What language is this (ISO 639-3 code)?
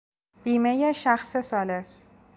fas